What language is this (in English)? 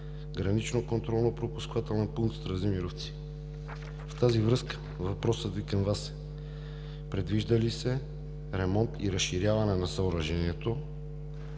Bulgarian